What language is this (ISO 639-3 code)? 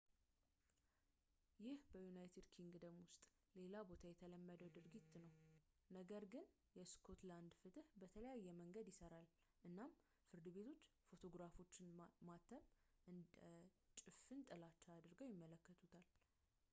amh